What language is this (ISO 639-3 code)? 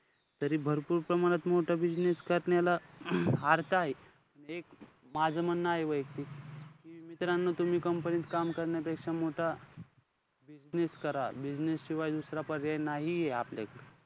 mar